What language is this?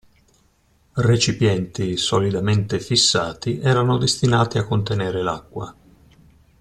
Italian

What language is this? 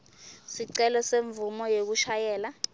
Swati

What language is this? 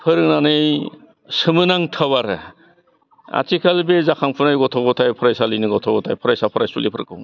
Bodo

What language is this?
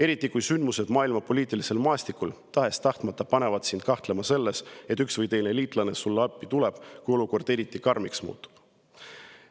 Estonian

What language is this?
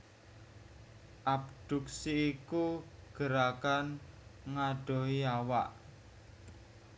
Javanese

